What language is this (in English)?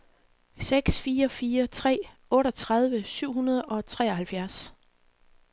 Danish